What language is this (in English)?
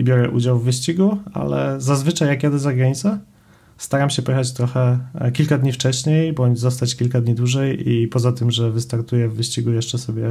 Polish